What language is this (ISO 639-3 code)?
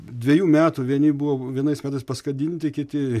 lit